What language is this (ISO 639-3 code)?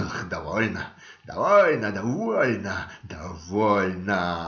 rus